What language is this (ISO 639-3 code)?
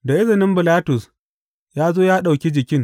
hau